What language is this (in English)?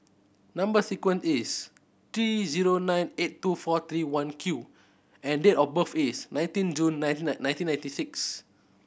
English